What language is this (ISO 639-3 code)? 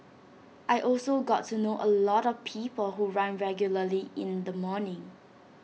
eng